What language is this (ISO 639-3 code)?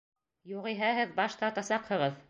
bak